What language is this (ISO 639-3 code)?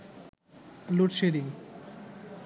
ben